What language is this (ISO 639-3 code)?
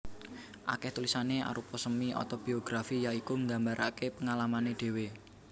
jav